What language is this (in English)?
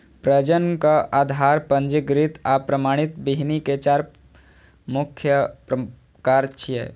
Maithili